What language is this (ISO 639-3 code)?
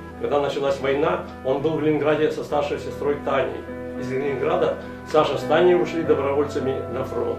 rus